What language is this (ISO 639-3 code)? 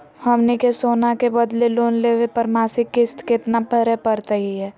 mag